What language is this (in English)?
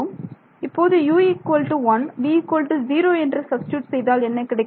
Tamil